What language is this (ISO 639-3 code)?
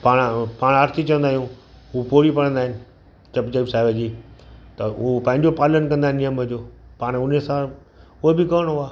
snd